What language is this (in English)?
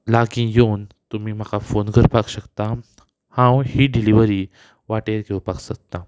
Konkani